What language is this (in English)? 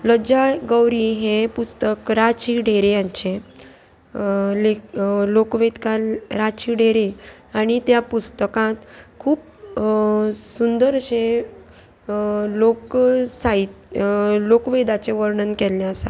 Konkani